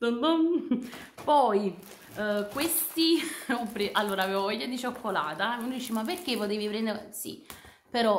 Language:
Italian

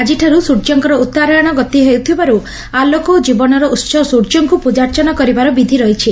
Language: Odia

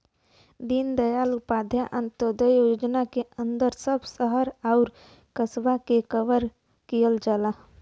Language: Bhojpuri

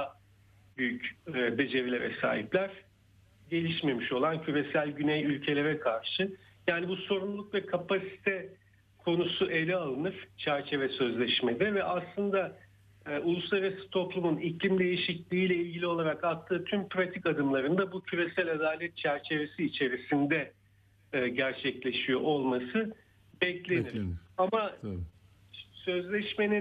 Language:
Turkish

